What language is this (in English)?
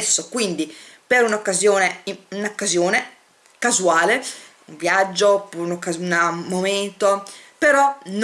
Italian